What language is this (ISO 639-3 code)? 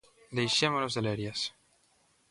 glg